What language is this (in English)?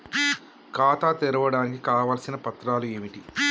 Telugu